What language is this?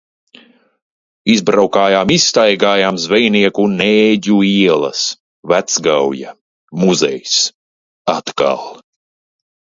Latvian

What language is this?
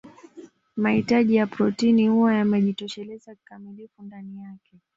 Swahili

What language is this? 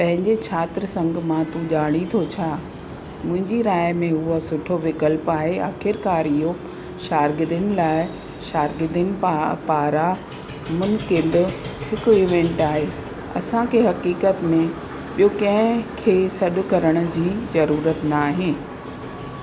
Sindhi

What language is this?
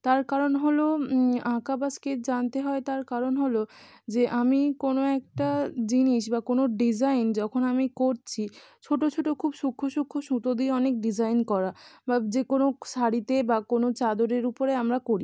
Bangla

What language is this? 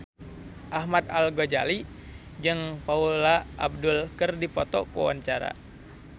Sundanese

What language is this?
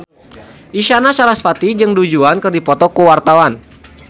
Sundanese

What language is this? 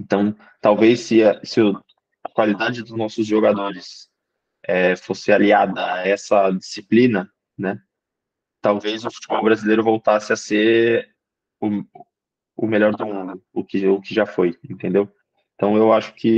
Portuguese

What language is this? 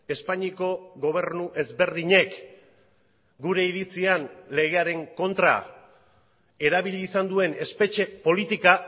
Basque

